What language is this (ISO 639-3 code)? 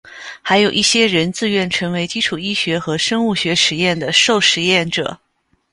zho